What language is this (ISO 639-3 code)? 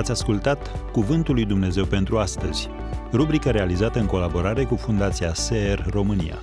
ron